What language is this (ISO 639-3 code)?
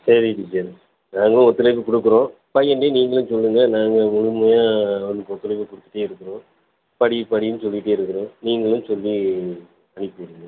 tam